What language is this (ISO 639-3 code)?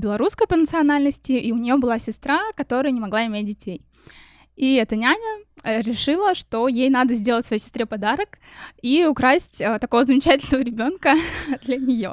rus